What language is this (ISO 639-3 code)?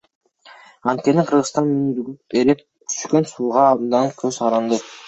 kir